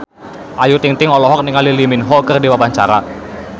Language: Sundanese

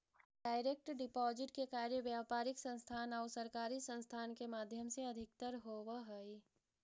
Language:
Magahi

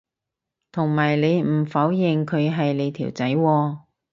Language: Cantonese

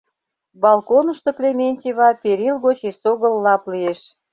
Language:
Mari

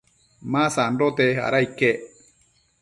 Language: Matsés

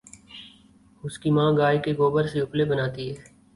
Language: Urdu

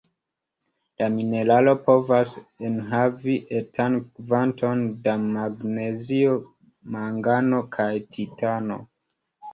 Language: Esperanto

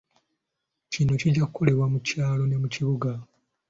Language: Ganda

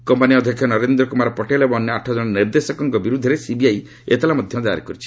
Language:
Odia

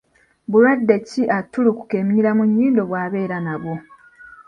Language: Ganda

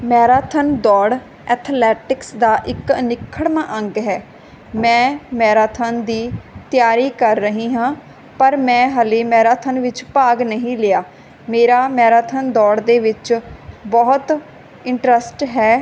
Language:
Punjabi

